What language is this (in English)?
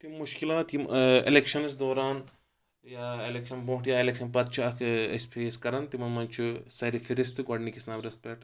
Kashmiri